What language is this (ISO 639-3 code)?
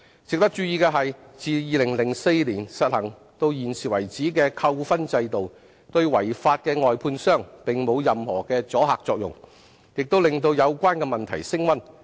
yue